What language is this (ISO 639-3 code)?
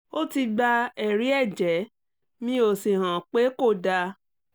yor